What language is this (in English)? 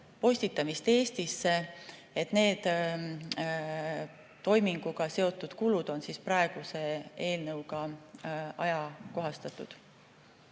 Estonian